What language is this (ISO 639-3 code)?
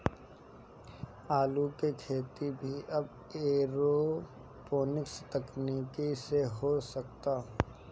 bho